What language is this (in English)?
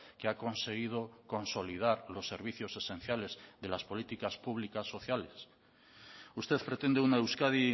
Spanish